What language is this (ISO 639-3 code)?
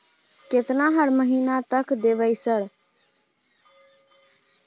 mai